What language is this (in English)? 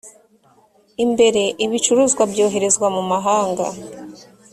Kinyarwanda